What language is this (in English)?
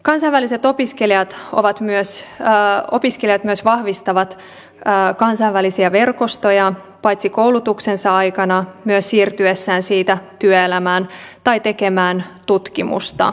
Finnish